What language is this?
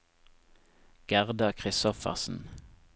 Norwegian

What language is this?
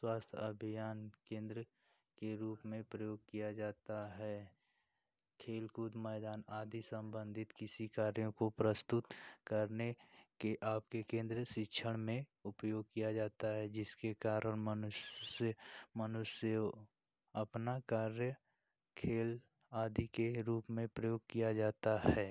Hindi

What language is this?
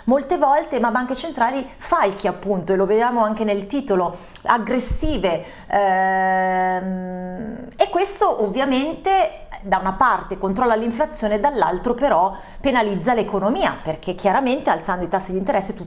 Italian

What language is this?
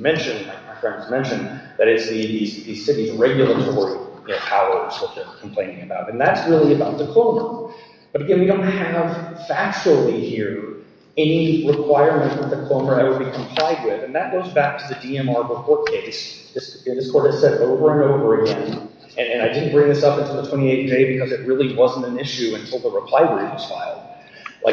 English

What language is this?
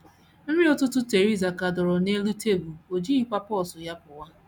Igbo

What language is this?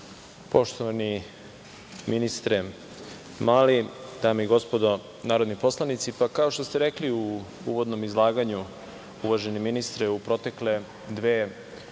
Serbian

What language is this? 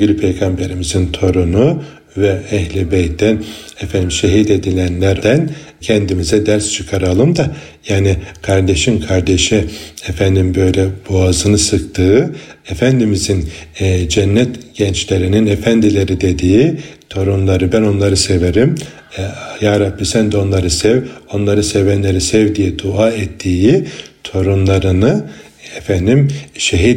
Turkish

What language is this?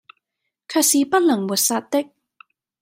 Cantonese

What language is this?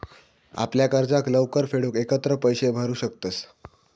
Marathi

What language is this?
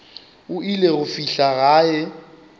Northern Sotho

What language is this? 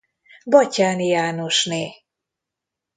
Hungarian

